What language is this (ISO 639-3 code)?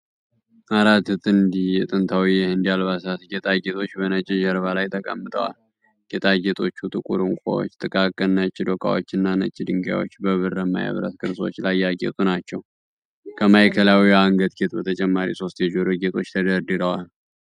amh